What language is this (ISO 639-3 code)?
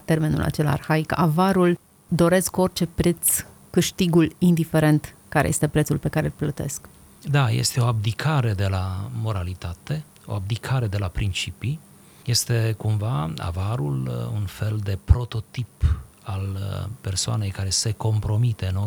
ron